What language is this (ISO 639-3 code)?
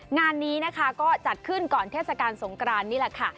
tha